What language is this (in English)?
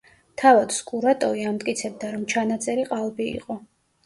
Georgian